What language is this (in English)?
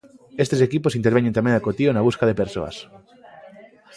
Galician